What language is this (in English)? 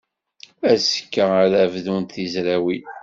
Kabyle